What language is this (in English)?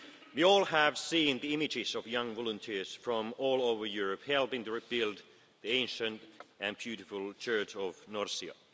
English